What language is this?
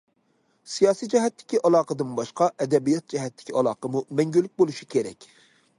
Uyghur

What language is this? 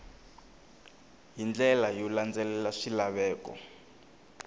Tsonga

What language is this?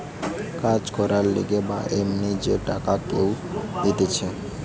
Bangla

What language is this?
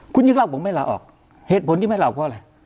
Thai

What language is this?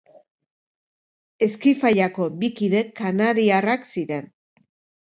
Basque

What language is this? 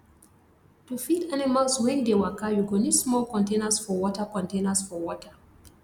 Nigerian Pidgin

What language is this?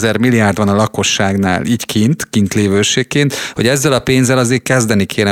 Hungarian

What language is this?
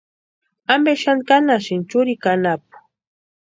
Western Highland Purepecha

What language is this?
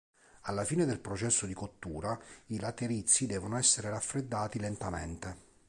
Italian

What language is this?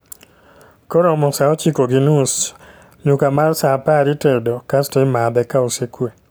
Luo (Kenya and Tanzania)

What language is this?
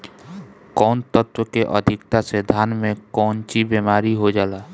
Bhojpuri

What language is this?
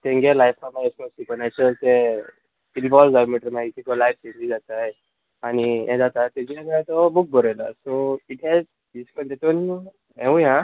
Konkani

